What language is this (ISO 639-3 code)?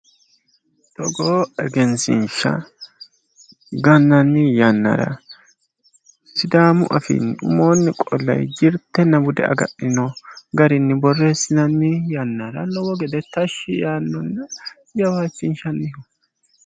sid